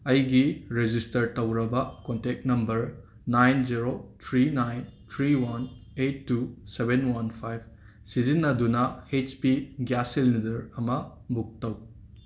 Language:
Manipuri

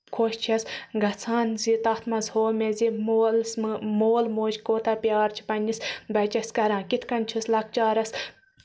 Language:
Kashmiri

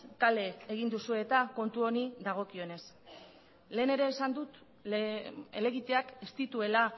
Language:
Basque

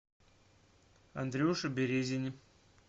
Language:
Russian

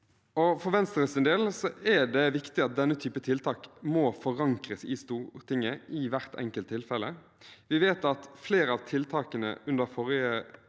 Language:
Norwegian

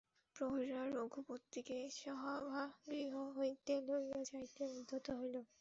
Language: Bangla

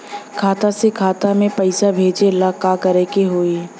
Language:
Bhojpuri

